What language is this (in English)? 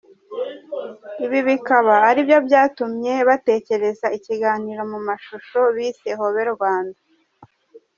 Kinyarwanda